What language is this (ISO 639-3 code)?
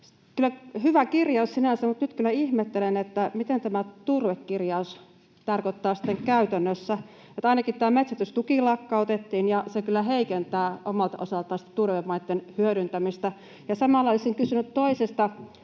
fin